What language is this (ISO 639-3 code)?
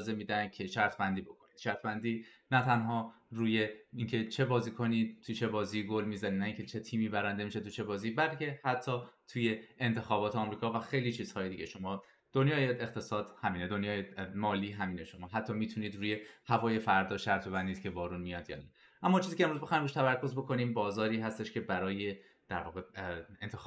fas